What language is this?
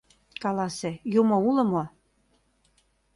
Mari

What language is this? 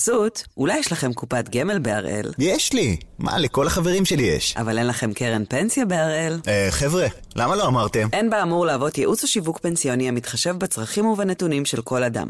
Hebrew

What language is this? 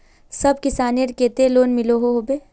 Magahi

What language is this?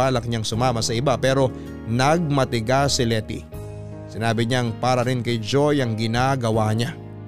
Filipino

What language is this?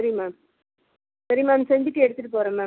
Tamil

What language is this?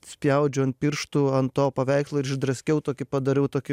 Lithuanian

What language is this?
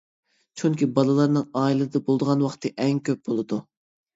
Uyghur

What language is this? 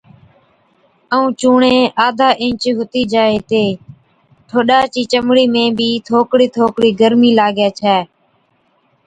Od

